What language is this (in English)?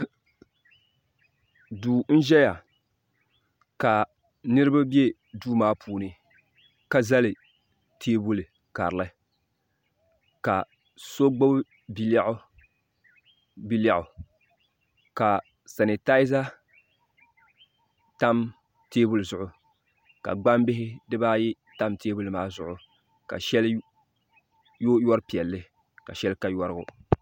Dagbani